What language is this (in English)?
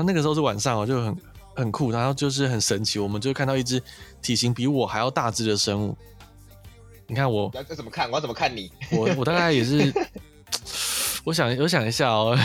Chinese